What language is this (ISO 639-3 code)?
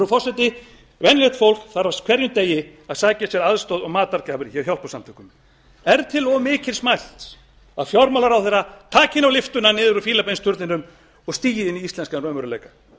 isl